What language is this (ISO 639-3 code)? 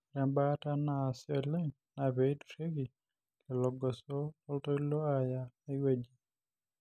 mas